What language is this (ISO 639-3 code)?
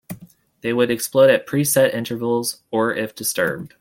eng